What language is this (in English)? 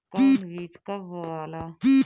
Bhojpuri